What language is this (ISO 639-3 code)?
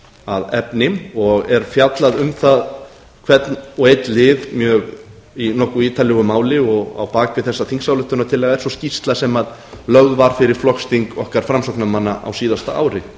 isl